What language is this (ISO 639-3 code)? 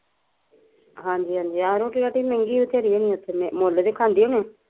pan